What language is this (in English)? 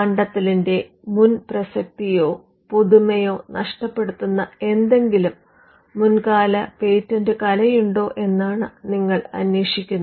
Malayalam